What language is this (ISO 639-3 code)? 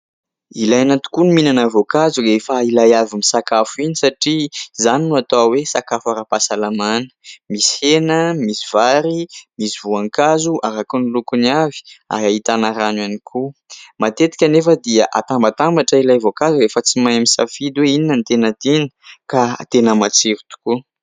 mlg